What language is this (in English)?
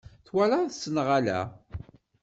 Kabyle